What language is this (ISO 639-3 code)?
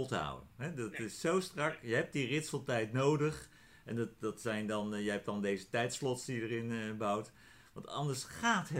nld